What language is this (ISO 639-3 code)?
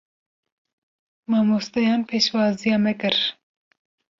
kur